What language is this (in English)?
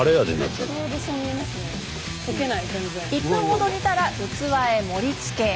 Japanese